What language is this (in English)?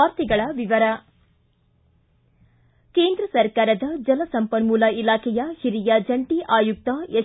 Kannada